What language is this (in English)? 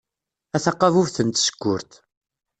Kabyle